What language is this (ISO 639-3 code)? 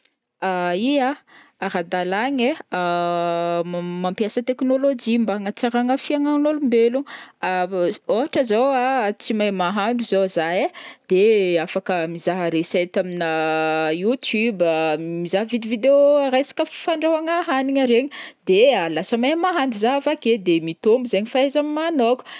bmm